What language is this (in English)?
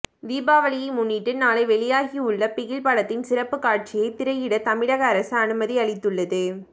Tamil